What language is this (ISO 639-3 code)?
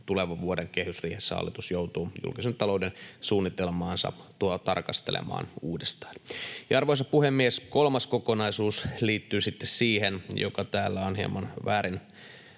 fin